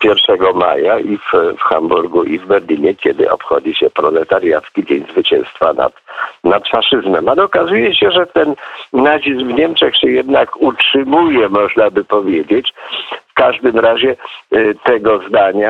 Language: Polish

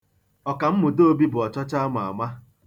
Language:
Igbo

